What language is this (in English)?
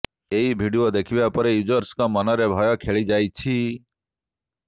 Odia